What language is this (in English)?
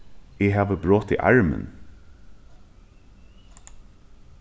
Faroese